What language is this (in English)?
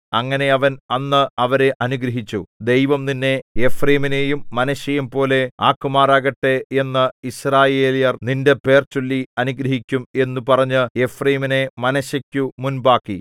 Malayalam